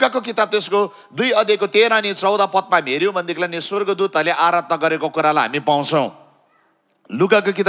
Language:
Indonesian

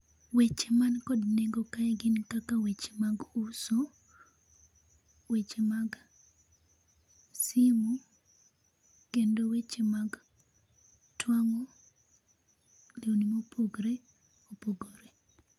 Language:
Luo (Kenya and Tanzania)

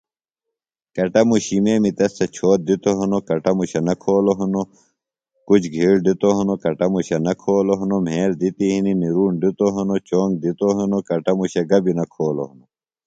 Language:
Phalura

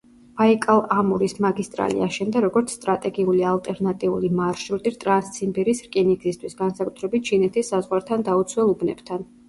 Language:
Georgian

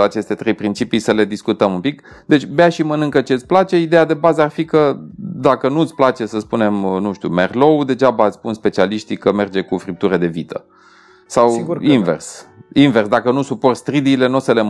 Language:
Romanian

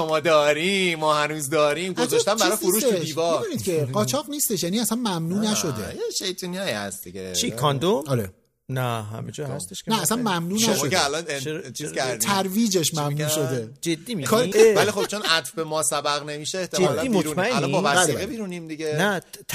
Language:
Persian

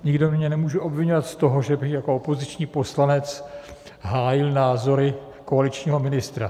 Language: Czech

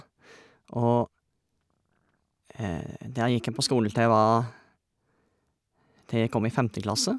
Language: Norwegian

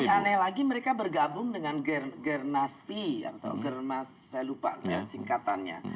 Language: Indonesian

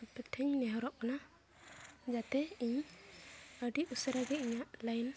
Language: Santali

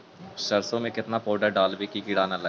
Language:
Magahi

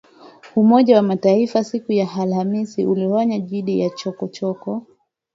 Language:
Swahili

